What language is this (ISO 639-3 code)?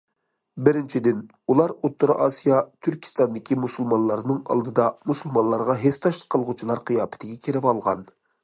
uig